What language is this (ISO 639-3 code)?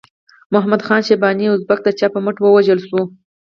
pus